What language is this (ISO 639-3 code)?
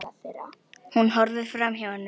isl